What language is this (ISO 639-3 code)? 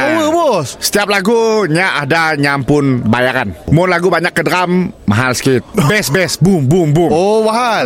msa